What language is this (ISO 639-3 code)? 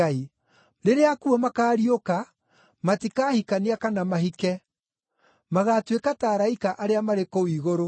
kik